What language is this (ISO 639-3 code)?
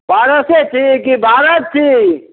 mai